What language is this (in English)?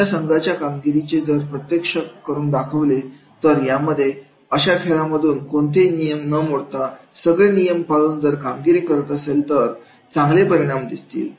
Marathi